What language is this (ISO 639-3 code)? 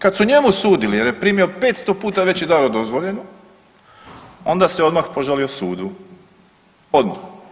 hrv